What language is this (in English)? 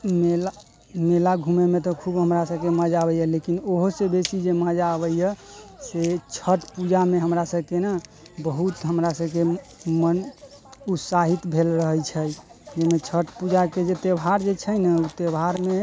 Maithili